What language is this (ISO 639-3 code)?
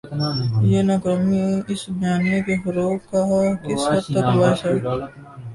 urd